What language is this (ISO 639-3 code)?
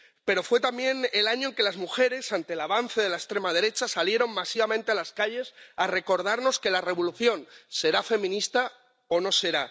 spa